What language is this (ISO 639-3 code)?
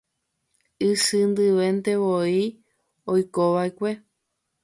grn